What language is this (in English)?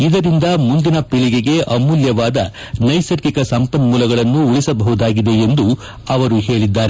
Kannada